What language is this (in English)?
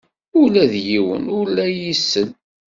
Kabyle